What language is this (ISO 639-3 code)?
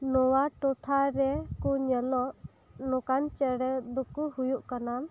sat